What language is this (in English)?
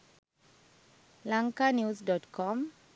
Sinhala